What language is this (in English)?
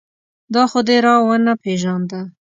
Pashto